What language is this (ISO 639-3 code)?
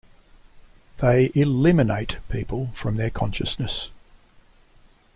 eng